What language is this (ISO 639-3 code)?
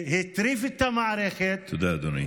heb